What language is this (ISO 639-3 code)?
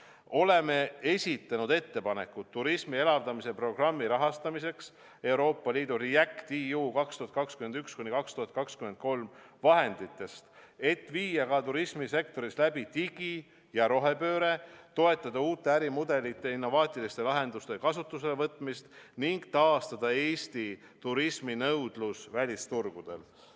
est